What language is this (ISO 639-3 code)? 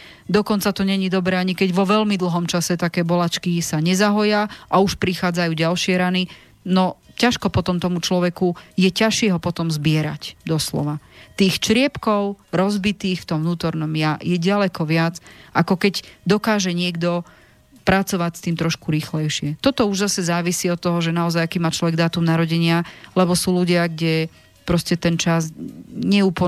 slk